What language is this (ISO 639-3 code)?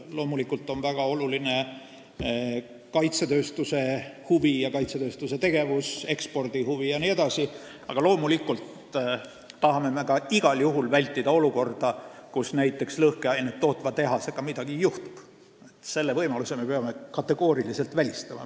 est